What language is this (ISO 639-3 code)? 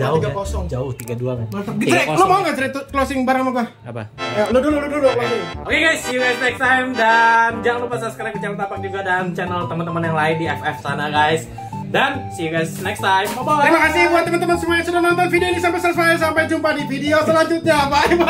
ind